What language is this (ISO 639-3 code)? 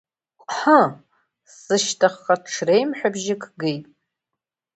abk